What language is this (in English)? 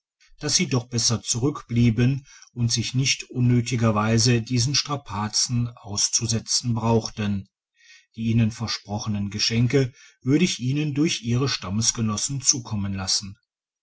German